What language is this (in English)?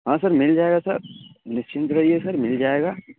Urdu